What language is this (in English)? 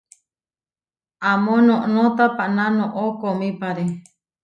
Huarijio